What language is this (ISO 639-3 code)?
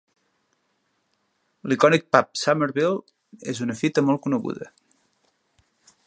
cat